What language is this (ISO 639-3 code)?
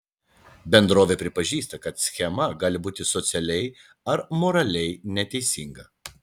lit